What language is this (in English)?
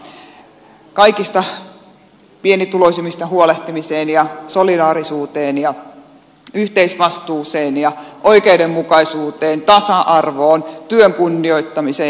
Finnish